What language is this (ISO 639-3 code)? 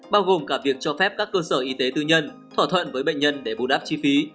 vie